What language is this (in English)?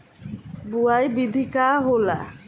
Bhojpuri